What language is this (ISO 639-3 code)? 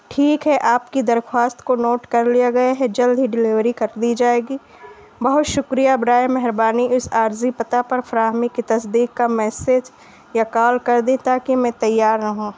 urd